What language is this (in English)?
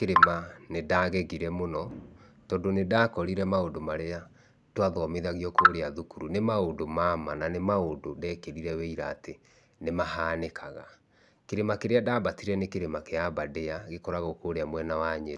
Kikuyu